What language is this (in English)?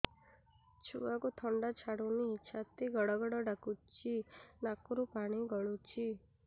Odia